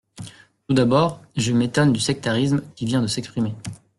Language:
French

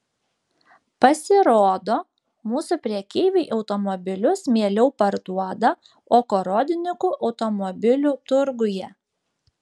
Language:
Lithuanian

